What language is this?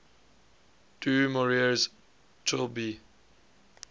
English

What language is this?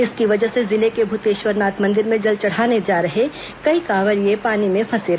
Hindi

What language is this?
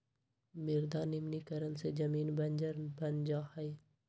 Magahi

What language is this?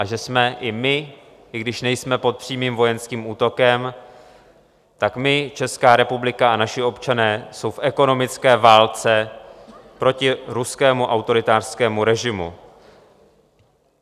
Czech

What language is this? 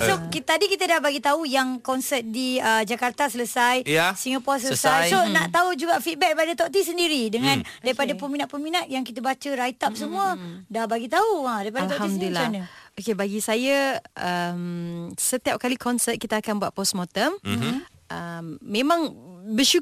Malay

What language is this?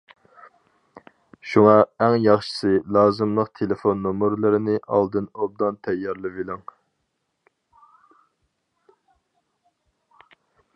Uyghur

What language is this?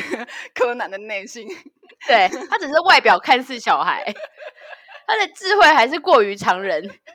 Chinese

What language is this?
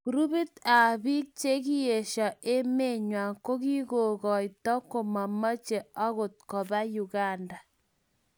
Kalenjin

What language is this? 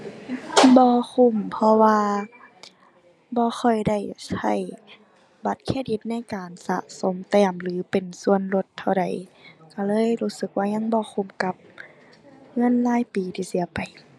Thai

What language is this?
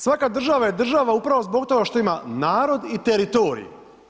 Croatian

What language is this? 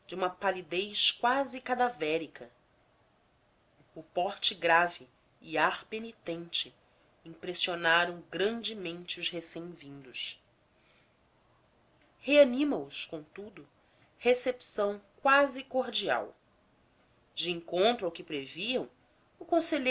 Portuguese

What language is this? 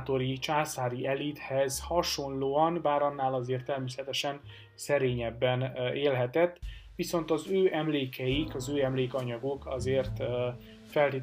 Hungarian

